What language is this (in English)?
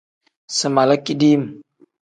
Tem